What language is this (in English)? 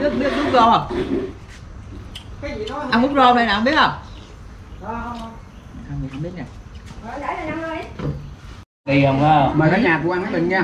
Vietnamese